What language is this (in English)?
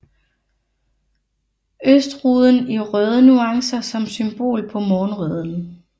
Danish